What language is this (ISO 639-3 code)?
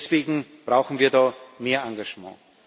deu